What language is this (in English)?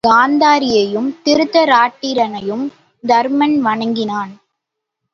Tamil